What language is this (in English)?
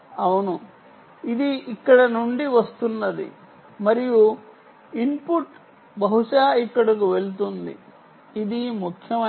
Telugu